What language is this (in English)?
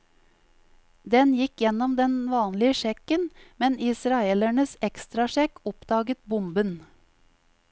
Norwegian